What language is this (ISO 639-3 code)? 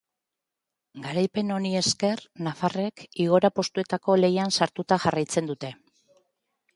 eus